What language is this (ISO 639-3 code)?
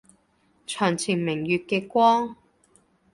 yue